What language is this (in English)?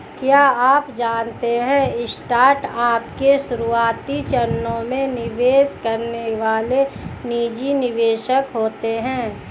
Hindi